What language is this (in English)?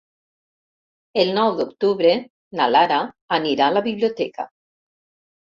Catalan